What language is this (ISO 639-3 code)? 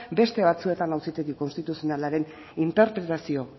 eus